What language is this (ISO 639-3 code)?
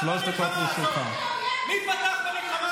heb